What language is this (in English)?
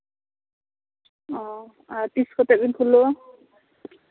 Santali